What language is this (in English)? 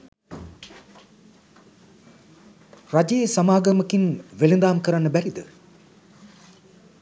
Sinhala